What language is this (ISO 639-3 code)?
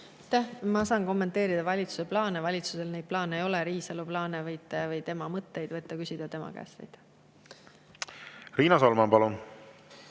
est